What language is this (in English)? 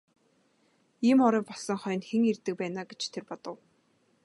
Mongolian